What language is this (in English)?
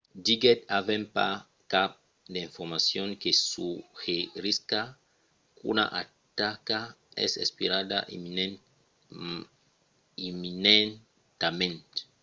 Occitan